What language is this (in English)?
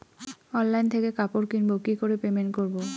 Bangla